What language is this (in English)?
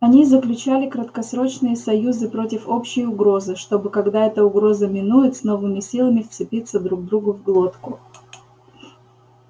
Russian